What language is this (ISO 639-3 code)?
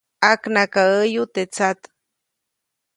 zoc